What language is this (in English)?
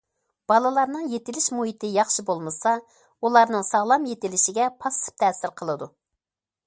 Uyghur